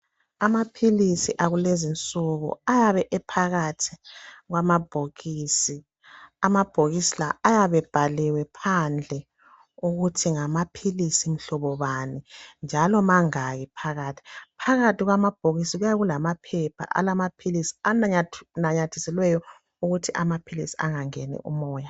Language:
North Ndebele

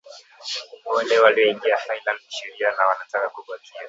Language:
Swahili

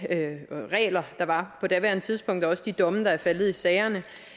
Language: Danish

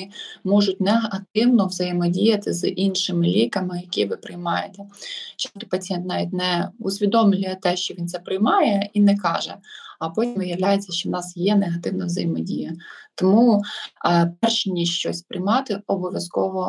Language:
Ukrainian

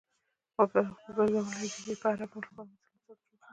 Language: Pashto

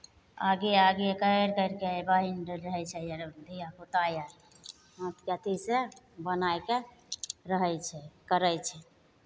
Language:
Maithili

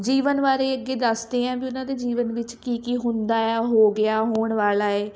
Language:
Punjabi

